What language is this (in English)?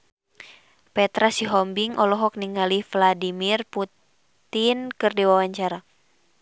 Sundanese